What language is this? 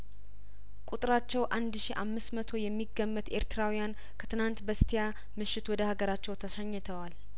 Amharic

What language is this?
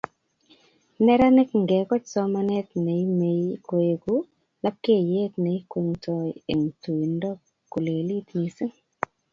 Kalenjin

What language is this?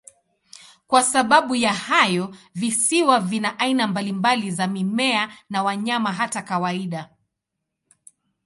Swahili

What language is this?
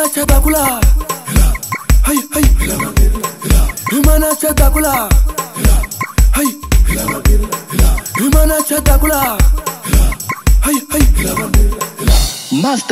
Arabic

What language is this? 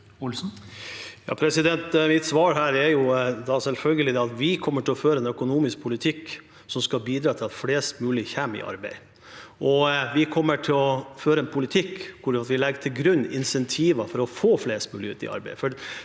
Norwegian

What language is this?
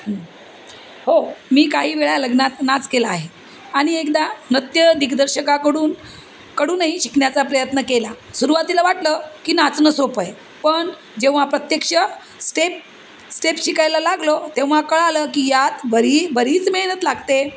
Marathi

